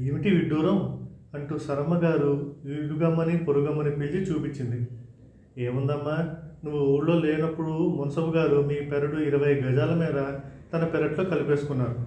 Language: Telugu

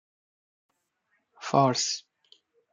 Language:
Persian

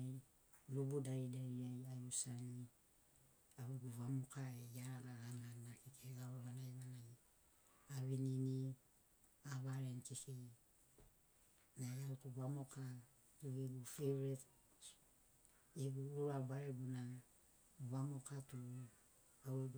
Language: Sinaugoro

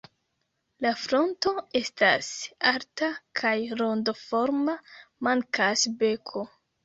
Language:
Esperanto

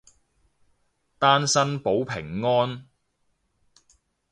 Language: Cantonese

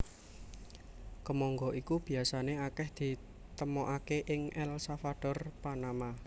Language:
Javanese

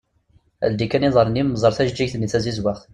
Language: Kabyle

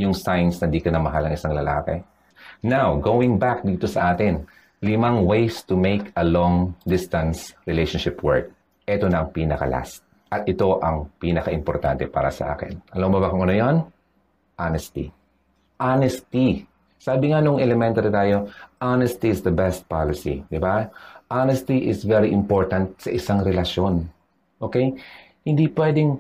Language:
Filipino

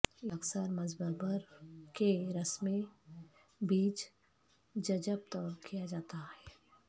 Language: Urdu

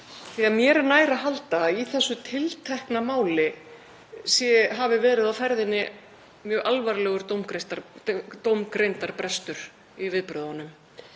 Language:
Icelandic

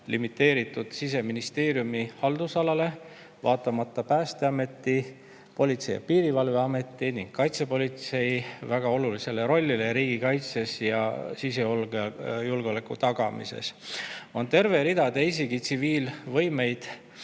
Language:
Estonian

